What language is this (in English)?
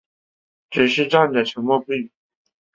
Chinese